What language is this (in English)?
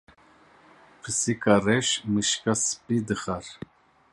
Kurdish